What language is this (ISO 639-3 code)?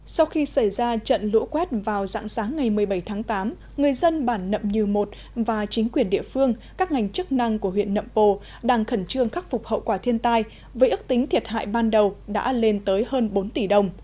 vie